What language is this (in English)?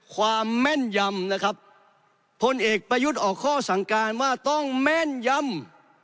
Thai